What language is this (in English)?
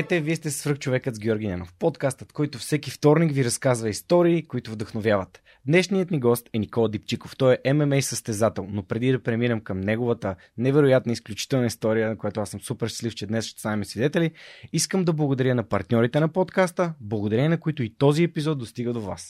Bulgarian